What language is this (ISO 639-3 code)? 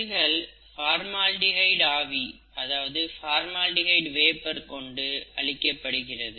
tam